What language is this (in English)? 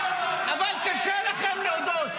Hebrew